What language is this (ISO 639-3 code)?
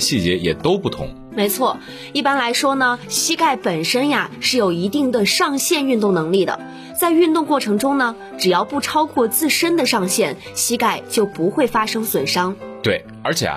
zho